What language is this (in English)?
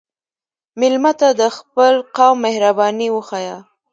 Pashto